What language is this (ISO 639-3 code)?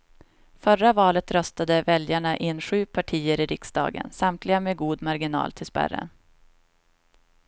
swe